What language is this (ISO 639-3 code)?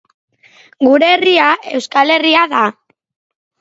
eus